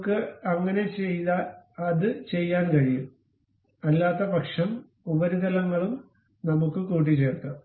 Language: Malayalam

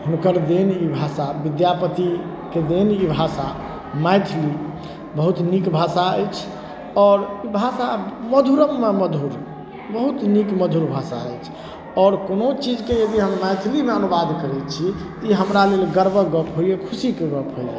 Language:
Maithili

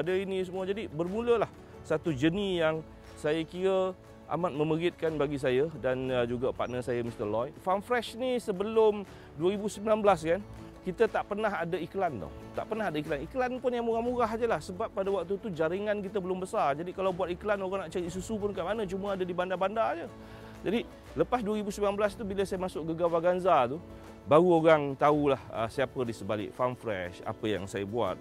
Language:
Malay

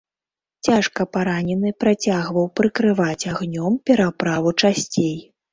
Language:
Belarusian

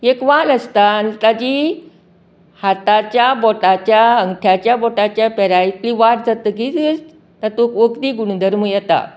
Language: Konkani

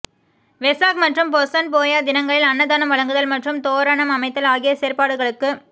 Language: Tamil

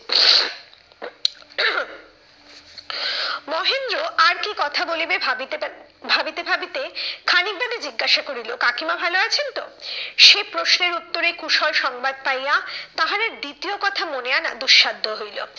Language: Bangla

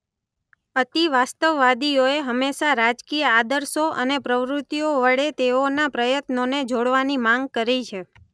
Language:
Gujarati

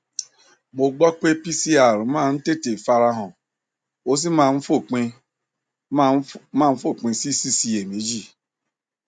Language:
Yoruba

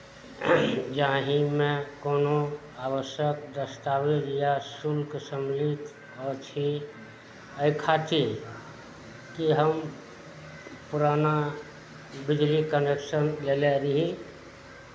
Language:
Maithili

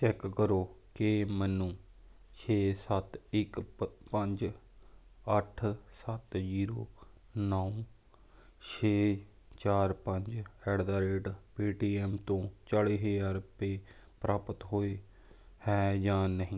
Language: Punjabi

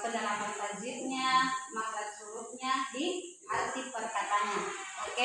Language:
Indonesian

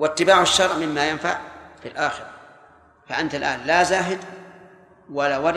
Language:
Arabic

